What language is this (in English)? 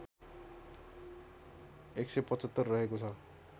Nepali